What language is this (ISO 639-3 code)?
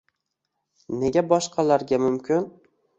uzb